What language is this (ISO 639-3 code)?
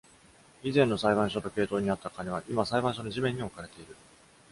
jpn